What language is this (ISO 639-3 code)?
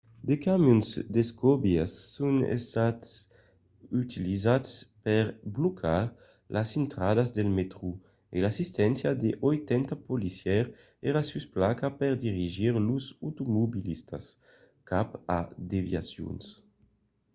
oci